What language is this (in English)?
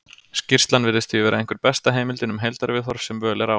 Icelandic